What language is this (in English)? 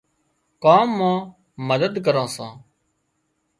Wadiyara Koli